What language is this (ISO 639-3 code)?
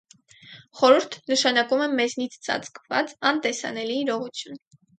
hye